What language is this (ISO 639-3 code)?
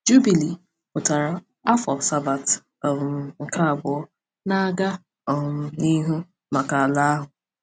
ibo